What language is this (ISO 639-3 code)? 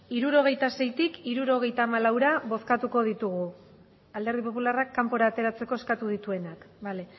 eus